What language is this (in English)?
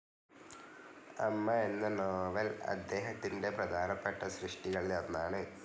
Malayalam